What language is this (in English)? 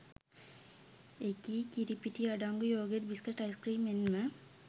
Sinhala